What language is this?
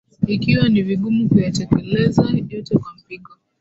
Swahili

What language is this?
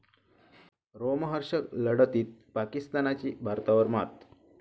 Marathi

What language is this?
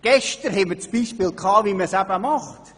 Swiss German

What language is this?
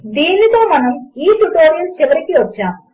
Telugu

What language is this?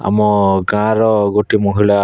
Odia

